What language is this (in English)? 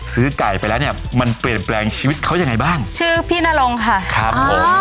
Thai